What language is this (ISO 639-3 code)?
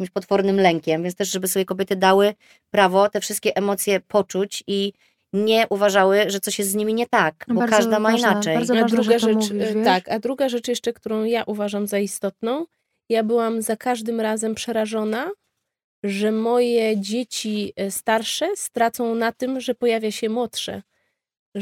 pol